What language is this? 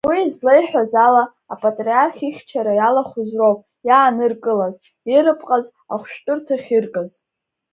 Abkhazian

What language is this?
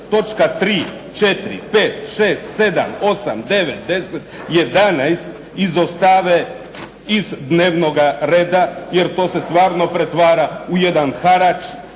Croatian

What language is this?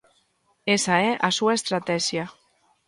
Galician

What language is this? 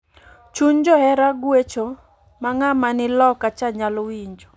Luo (Kenya and Tanzania)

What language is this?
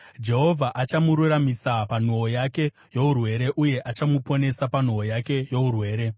Shona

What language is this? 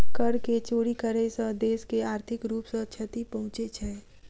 Maithili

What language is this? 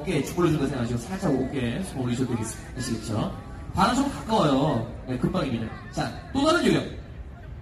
Korean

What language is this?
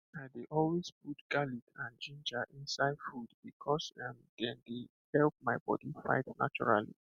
Nigerian Pidgin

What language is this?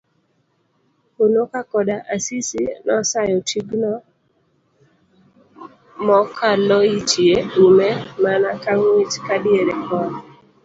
Luo (Kenya and Tanzania)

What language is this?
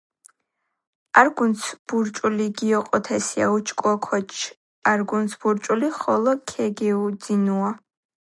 Georgian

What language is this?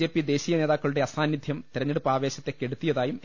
Malayalam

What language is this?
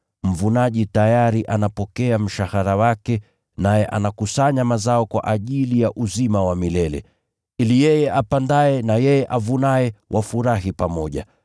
Swahili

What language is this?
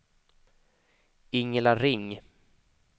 Swedish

